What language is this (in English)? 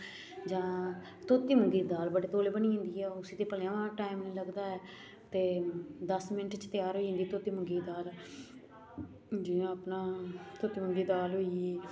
Dogri